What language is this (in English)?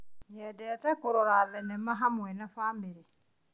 Kikuyu